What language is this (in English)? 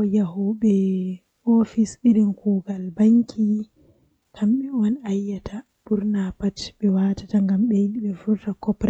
Western Niger Fulfulde